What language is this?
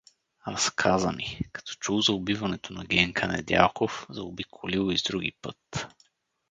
Bulgarian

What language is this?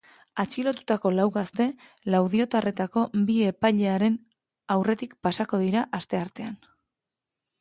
Basque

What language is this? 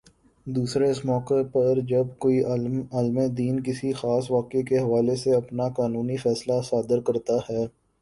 Urdu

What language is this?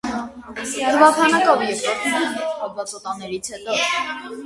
Armenian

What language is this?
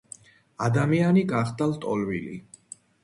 Georgian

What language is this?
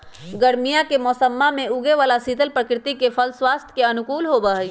Magahi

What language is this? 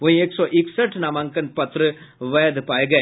Hindi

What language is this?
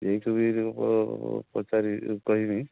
Odia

